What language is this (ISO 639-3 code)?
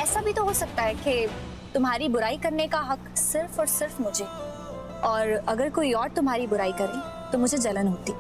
hin